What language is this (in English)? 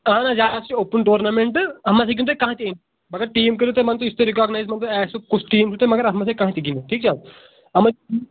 Kashmiri